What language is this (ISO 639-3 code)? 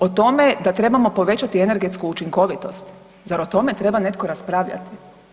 hrv